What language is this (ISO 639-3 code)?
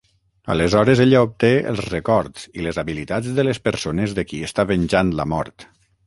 cat